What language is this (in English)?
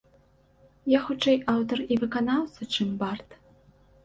Belarusian